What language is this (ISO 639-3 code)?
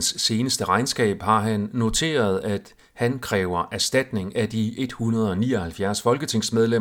dan